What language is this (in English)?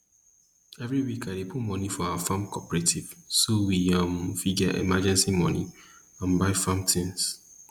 Nigerian Pidgin